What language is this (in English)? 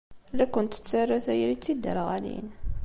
Kabyle